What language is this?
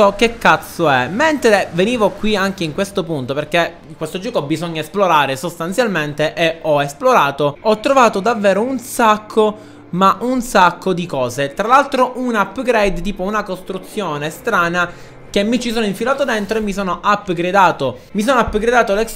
Italian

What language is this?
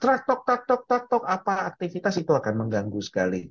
Indonesian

